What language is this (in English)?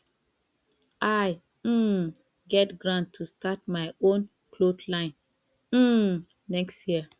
Nigerian Pidgin